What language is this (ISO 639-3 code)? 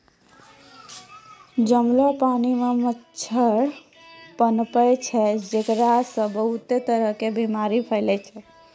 mai